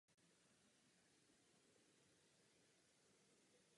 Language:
Czech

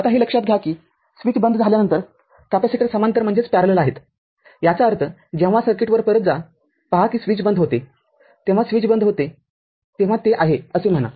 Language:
Marathi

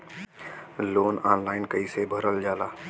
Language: Bhojpuri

